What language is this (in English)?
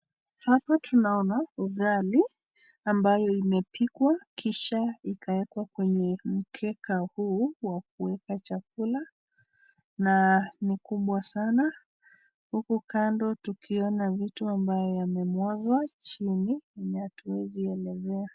Swahili